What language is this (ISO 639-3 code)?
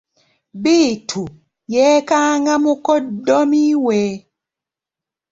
lug